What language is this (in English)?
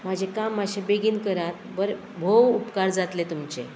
Konkani